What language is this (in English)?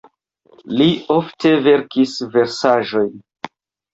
Esperanto